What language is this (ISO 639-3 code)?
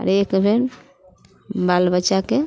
mai